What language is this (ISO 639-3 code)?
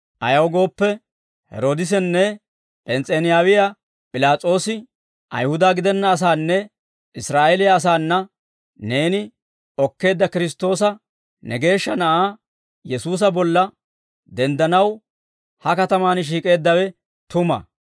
dwr